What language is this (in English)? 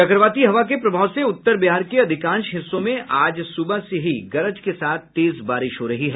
Hindi